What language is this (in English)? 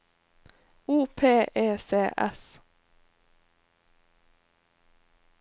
Norwegian